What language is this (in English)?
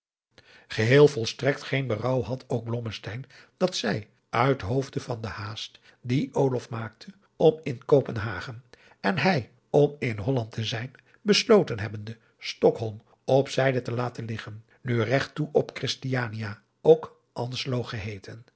Dutch